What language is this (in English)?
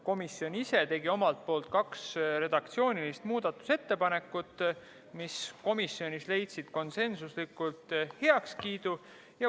Estonian